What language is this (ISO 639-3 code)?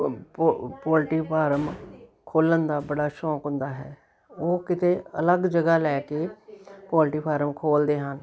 pan